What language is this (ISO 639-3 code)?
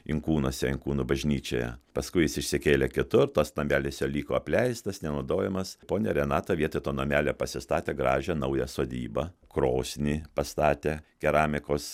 lit